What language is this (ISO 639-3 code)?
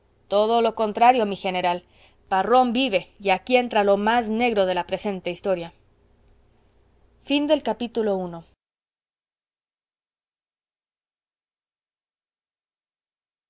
spa